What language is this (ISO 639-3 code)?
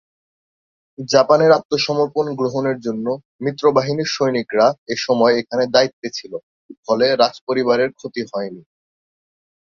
ben